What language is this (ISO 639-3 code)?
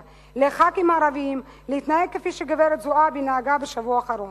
heb